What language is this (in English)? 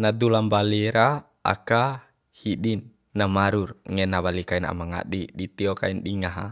Bima